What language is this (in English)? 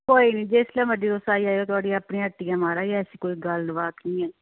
Dogri